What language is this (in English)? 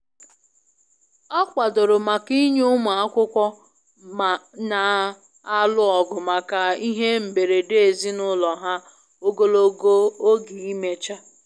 Igbo